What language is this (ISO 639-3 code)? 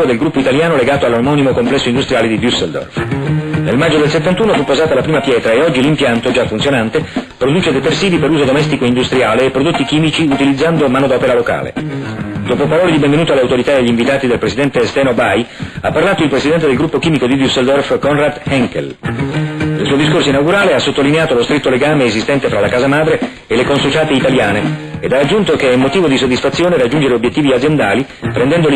ita